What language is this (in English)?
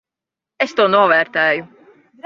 Latvian